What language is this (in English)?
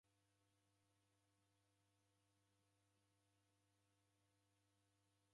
Taita